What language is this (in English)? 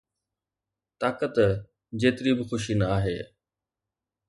Sindhi